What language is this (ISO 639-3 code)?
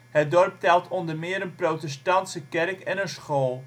nld